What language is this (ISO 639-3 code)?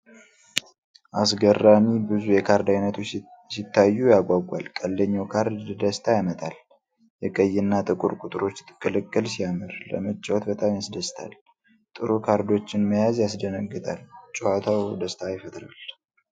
amh